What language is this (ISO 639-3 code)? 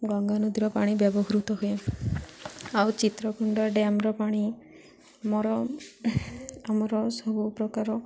ori